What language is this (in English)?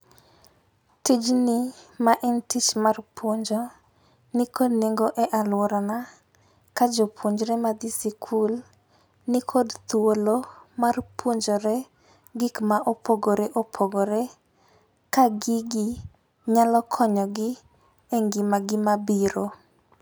Luo (Kenya and Tanzania)